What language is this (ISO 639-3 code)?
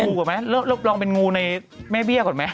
tha